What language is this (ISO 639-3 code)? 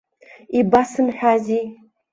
abk